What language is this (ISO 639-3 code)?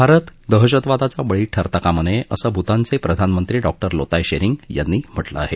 mar